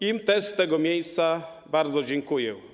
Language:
Polish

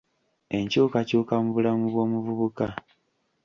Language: Ganda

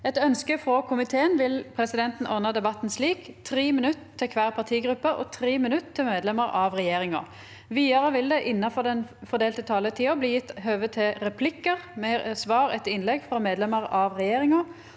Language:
Norwegian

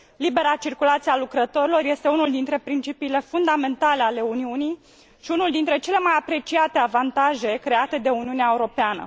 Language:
Romanian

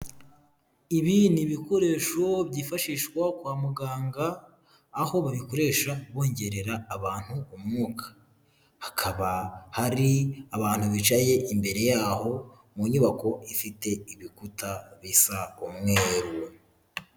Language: Kinyarwanda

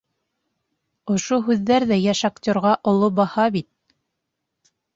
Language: Bashkir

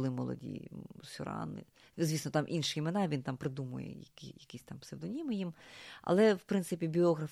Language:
Ukrainian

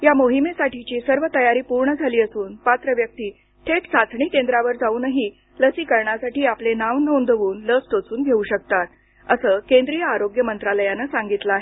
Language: Marathi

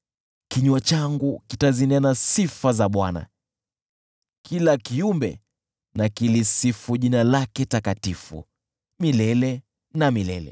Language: Swahili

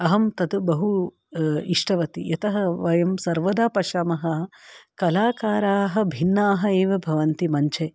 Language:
Sanskrit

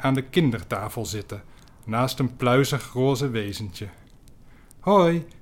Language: Dutch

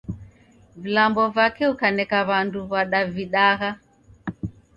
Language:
Taita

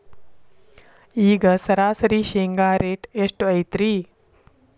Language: Kannada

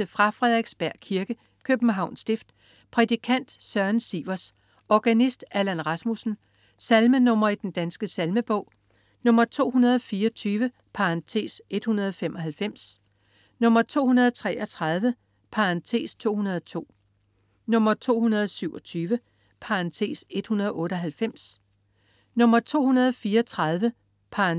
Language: Danish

